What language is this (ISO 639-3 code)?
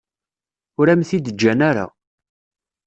kab